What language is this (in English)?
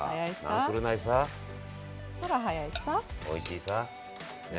Japanese